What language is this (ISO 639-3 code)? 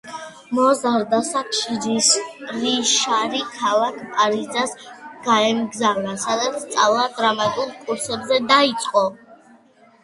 kat